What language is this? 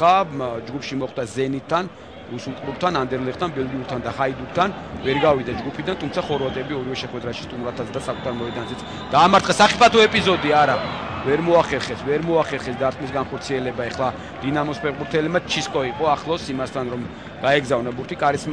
Romanian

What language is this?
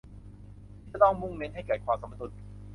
Thai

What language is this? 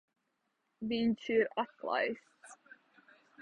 Latvian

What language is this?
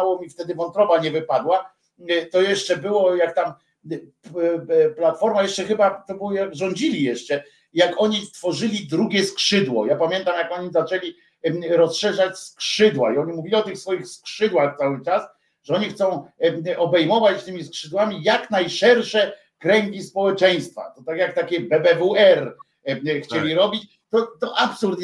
Polish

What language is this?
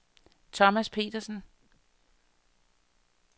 Danish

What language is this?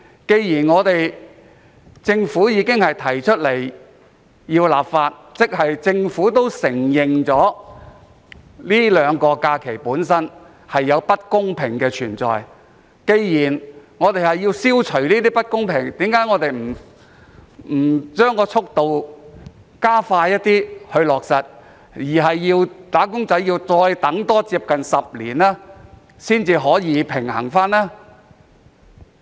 Cantonese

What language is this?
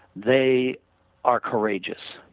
English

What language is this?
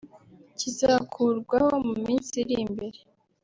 Kinyarwanda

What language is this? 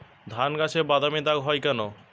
Bangla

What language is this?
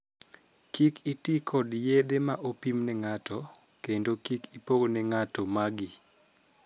Luo (Kenya and Tanzania)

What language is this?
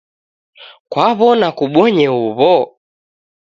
Taita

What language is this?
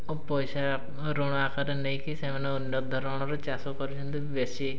Odia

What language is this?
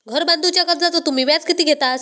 Marathi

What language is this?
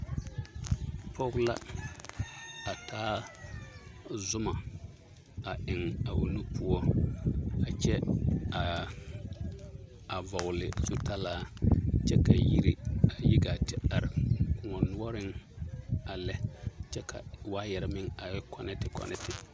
Southern Dagaare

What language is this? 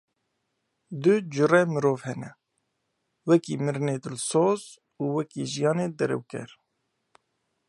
Kurdish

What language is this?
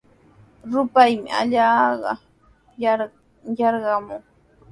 Sihuas Ancash Quechua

